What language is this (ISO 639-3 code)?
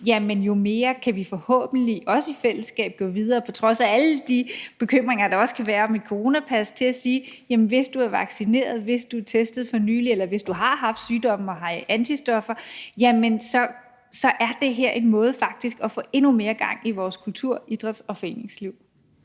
dan